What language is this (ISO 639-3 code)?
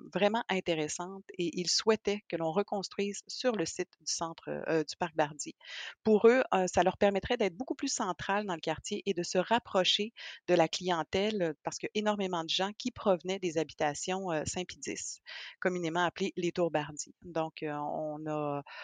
fra